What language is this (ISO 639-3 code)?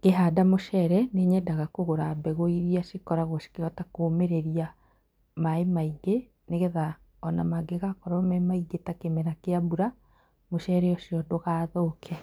kik